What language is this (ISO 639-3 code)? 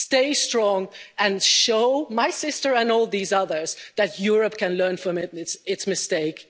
eng